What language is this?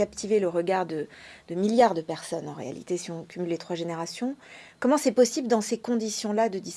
French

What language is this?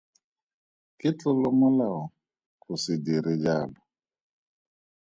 Tswana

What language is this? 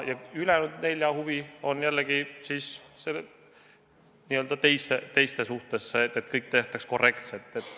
Estonian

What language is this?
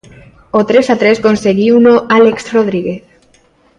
Galician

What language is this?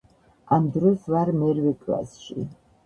Georgian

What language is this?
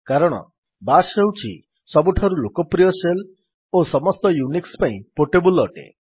Odia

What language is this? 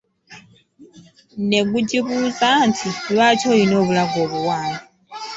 Ganda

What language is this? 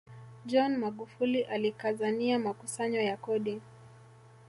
Swahili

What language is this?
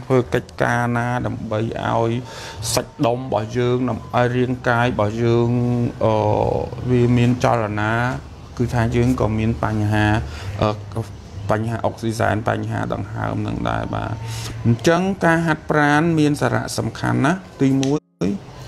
Vietnamese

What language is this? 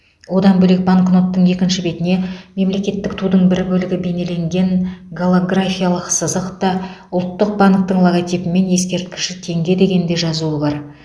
Kazakh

